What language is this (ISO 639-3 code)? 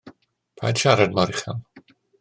cym